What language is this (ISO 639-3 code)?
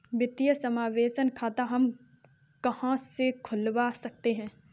hin